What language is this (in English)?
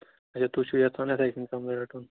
Kashmiri